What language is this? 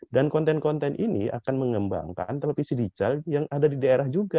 Indonesian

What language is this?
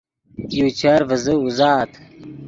Yidgha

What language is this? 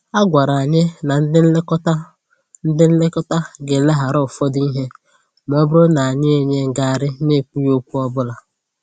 Igbo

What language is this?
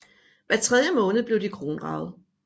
Danish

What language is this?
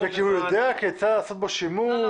Hebrew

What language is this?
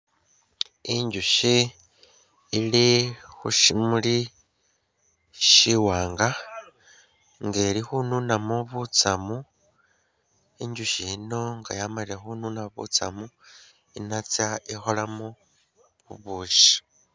Masaaba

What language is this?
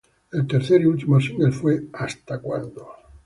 Spanish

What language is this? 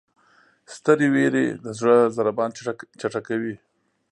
Pashto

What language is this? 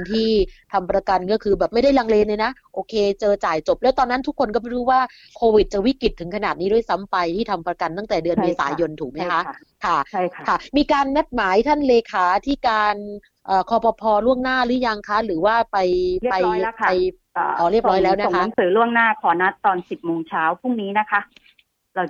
Thai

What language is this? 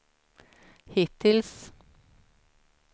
Swedish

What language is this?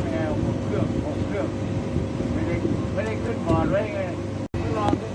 Thai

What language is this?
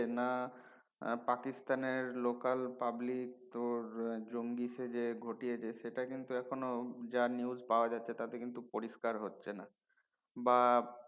Bangla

